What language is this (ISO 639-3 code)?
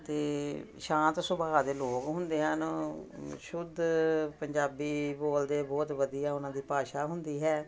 pan